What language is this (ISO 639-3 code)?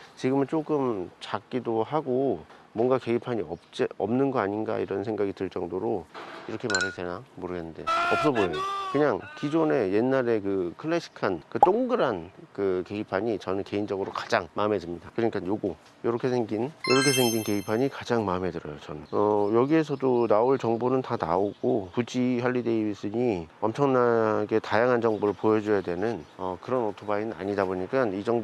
kor